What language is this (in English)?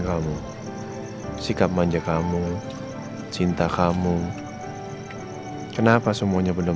Indonesian